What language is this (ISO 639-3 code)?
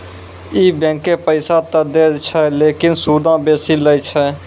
mai